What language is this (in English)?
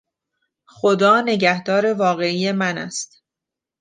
Persian